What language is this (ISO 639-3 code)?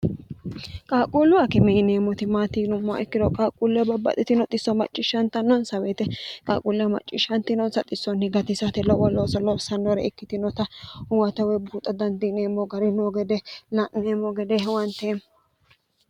sid